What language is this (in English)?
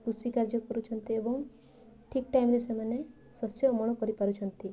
Odia